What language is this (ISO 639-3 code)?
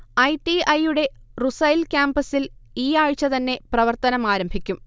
mal